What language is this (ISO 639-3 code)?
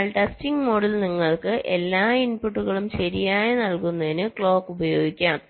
mal